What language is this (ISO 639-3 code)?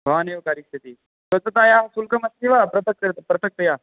san